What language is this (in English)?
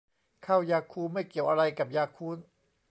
Thai